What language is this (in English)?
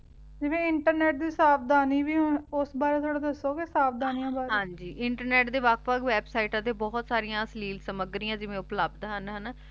Punjabi